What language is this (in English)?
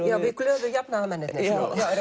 Icelandic